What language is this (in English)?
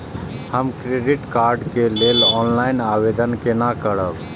Maithili